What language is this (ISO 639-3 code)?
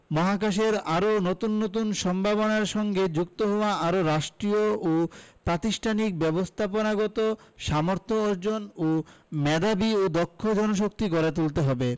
ben